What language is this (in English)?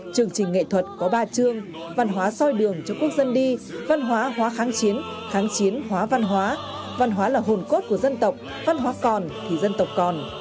Vietnamese